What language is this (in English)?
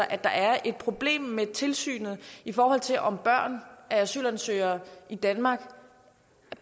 Danish